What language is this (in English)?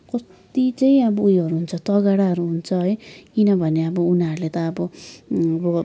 Nepali